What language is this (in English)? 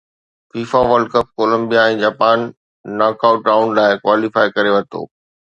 Sindhi